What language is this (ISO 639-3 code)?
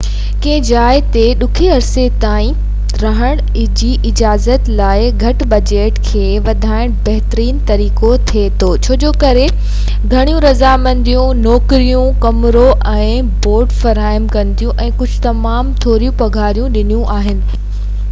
snd